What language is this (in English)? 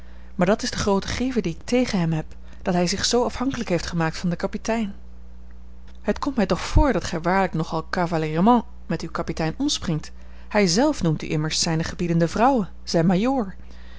Dutch